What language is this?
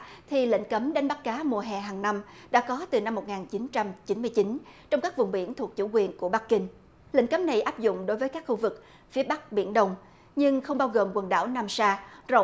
Vietnamese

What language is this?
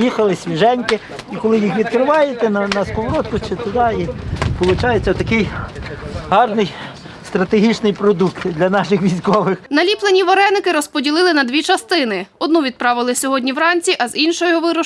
Ukrainian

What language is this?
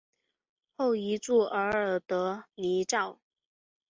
Chinese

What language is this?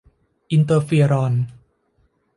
Thai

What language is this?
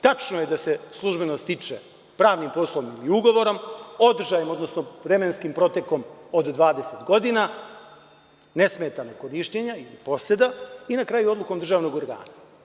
Serbian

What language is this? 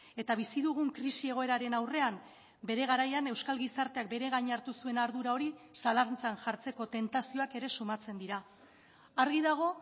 Basque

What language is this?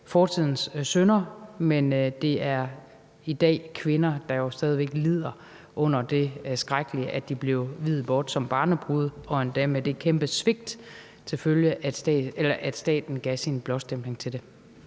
Danish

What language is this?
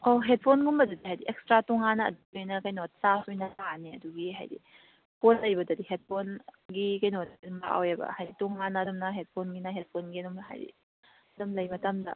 Manipuri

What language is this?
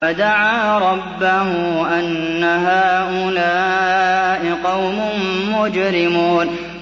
Arabic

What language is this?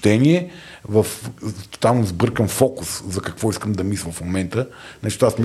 Bulgarian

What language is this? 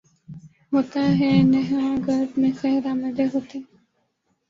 Urdu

